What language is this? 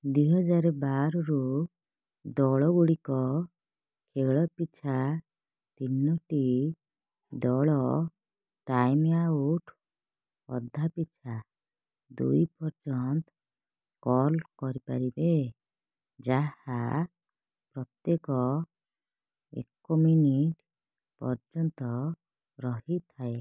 Odia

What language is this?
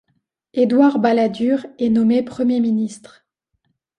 French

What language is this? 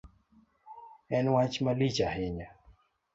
Luo (Kenya and Tanzania)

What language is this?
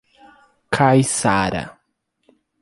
Portuguese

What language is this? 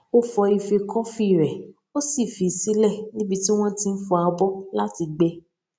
Yoruba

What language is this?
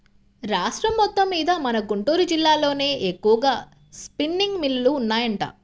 Telugu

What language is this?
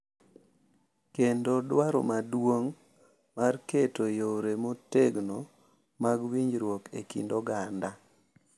Luo (Kenya and Tanzania)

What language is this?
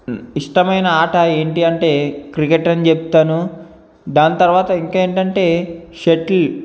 Telugu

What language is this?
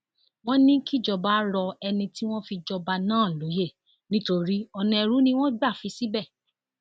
Yoruba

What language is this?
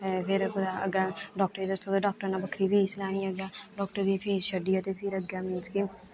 Dogri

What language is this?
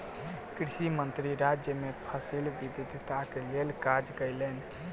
Maithili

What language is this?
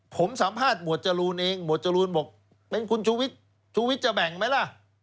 Thai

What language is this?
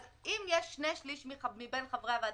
Hebrew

